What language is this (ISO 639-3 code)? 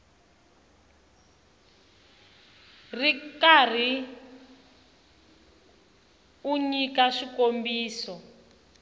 tso